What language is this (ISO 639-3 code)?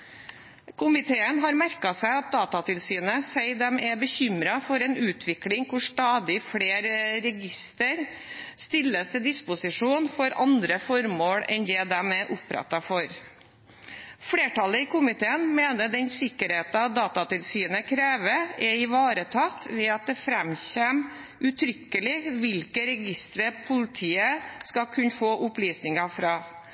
nob